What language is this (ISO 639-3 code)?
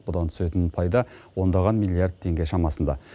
kaz